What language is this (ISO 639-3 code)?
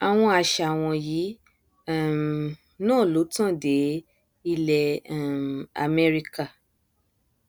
yor